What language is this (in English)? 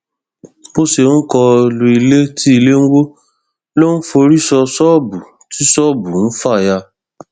Yoruba